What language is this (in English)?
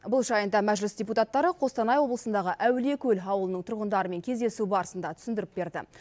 Kazakh